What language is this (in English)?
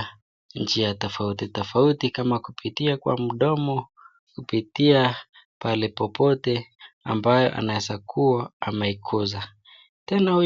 Swahili